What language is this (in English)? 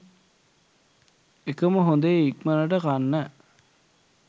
Sinhala